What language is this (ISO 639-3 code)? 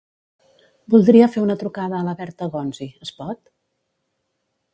cat